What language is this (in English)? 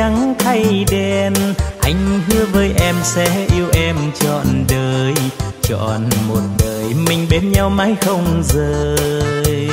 Vietnamese